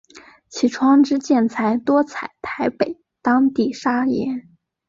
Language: Chinese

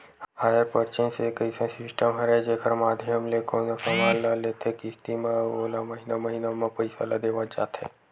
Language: Chhattisgarhi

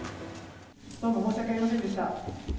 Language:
Japanese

